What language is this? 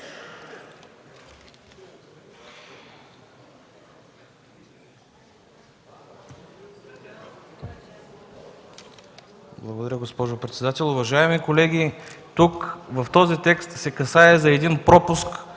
Bulgarian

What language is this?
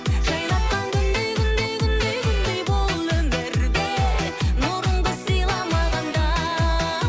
Kazakh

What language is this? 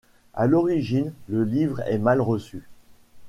French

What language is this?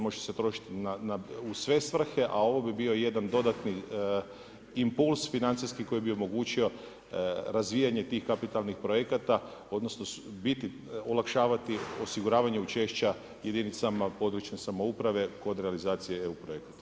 Croatian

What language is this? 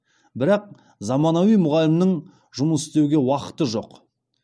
Kazakh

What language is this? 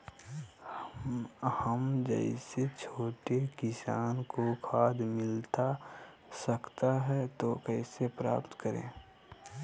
Magahi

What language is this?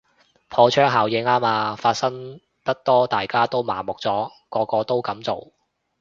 Cantonese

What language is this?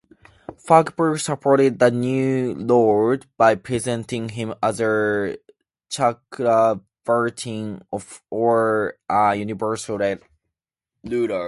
English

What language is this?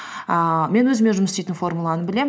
Kazakh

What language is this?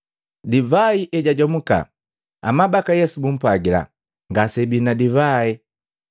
Matengo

